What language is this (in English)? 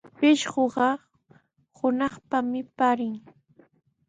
Sihuas Ancash Quechua